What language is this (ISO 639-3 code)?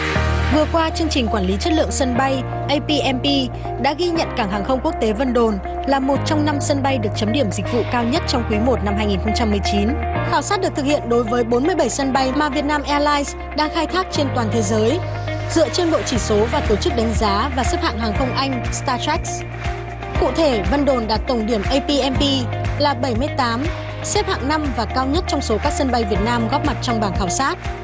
vie